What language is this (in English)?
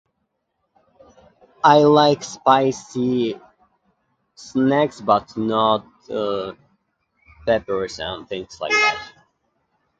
English